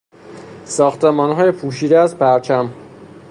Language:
Persian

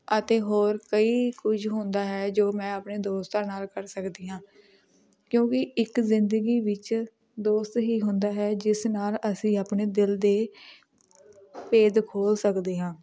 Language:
Punjabi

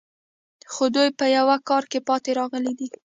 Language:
Pashto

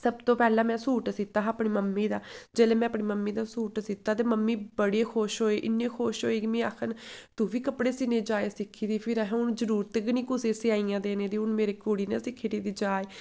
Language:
Dogri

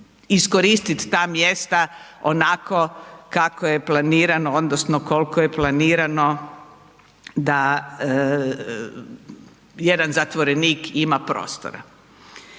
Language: Croatian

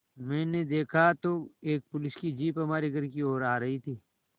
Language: Hindi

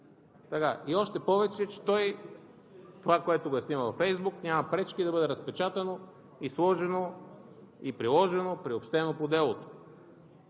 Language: Bulgarian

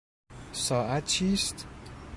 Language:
Persian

